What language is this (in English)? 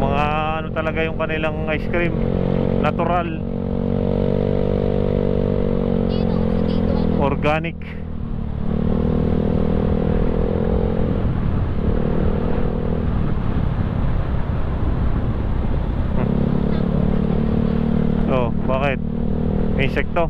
Filipino